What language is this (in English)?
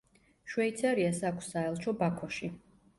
Georgian